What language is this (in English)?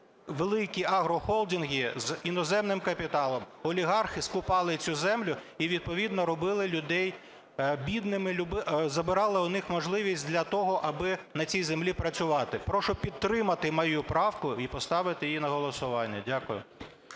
Ukrainian